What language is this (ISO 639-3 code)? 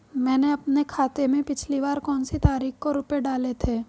hin